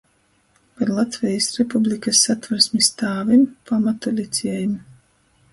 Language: Latgalian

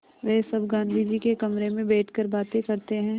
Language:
Hindi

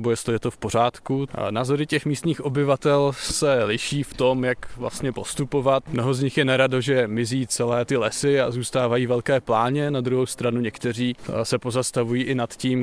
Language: Czech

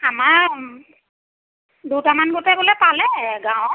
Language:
Assamese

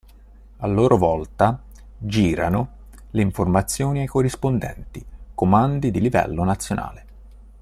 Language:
Italian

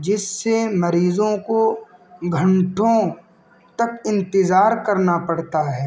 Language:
Urdu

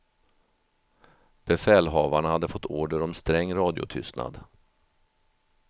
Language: Swedish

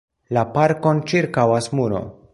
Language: Esperanto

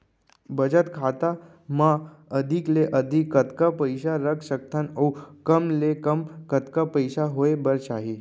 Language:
Chhattisgarhi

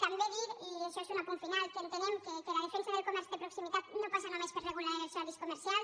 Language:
Catalan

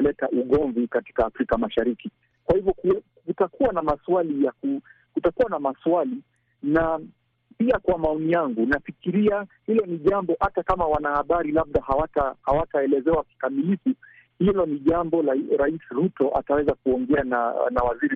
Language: Swahili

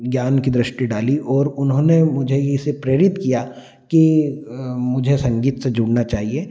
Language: Hindi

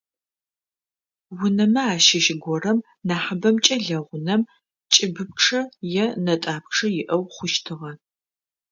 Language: Adyghe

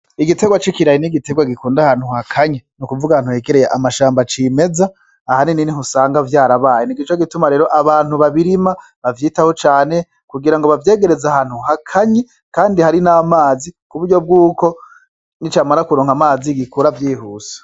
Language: Rundi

